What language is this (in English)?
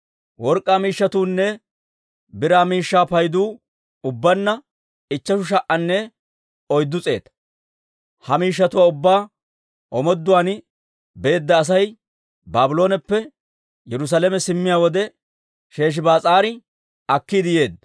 Dawro